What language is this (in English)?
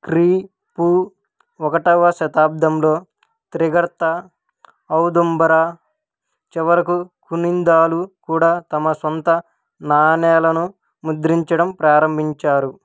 Telugu